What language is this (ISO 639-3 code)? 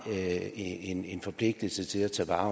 dan